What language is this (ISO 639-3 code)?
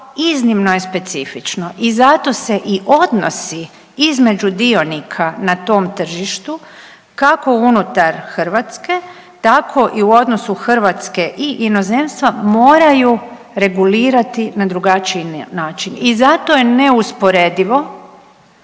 hrv